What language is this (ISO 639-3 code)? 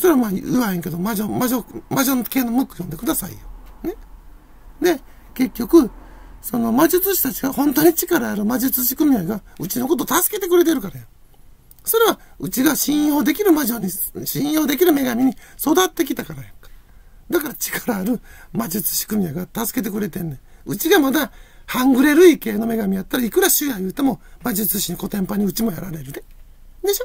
jpn